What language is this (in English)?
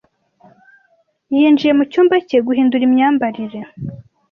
Kinyarwanda